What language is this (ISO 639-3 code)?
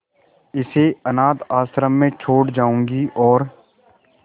hin